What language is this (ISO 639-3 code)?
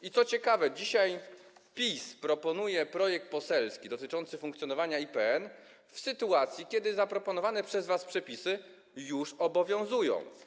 pol